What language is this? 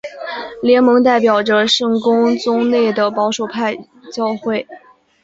Chinese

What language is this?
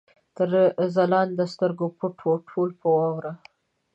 Pashto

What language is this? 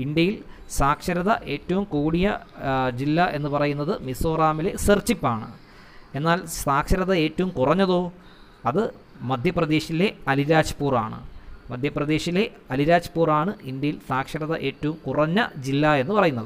Hindi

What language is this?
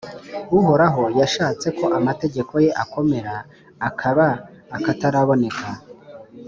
Kinyarwanda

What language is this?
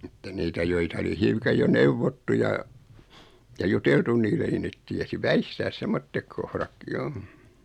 Finnish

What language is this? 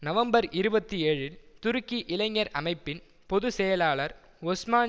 Tamil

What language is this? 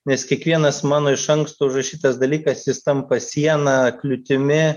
Lithuanian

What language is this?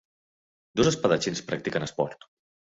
Catalan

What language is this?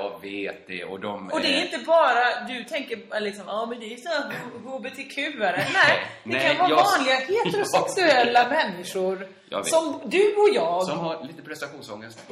Swedish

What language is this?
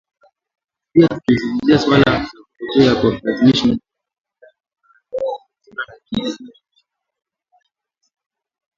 Swahili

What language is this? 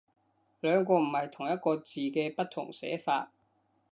Cantonese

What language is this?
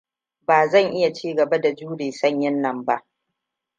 Hausa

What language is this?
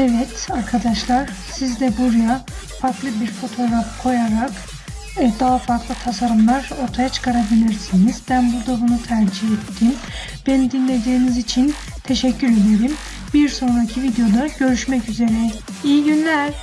Turkish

